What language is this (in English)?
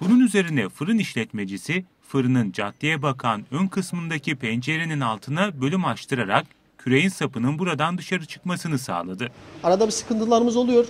Turkish